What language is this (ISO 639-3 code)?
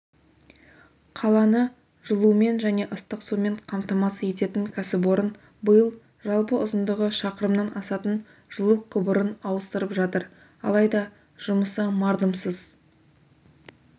kaz